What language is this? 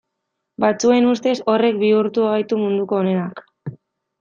Basque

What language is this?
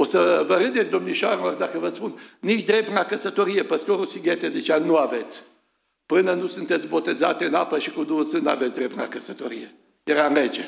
Romanian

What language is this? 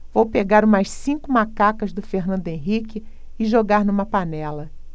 Portuguese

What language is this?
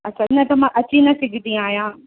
Sindhi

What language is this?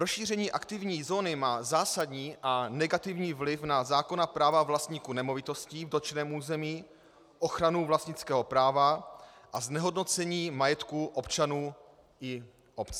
Czech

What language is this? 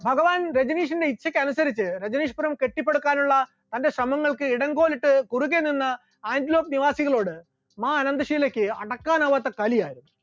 Malayalam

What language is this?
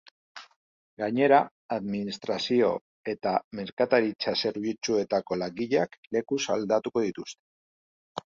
Basque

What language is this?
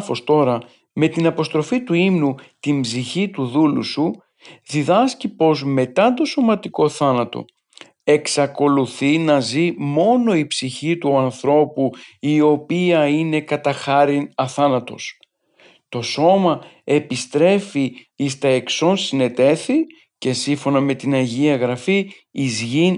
Greek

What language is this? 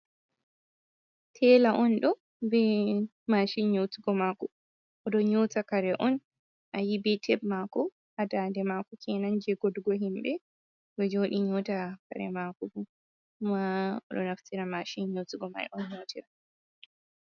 Fula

